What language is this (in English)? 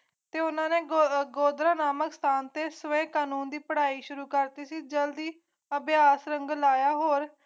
Punjabi